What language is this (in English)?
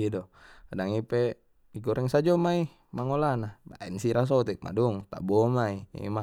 Batak Mandailing